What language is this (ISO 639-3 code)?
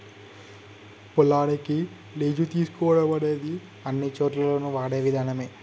tel